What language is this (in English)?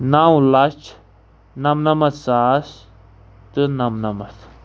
Kashmiri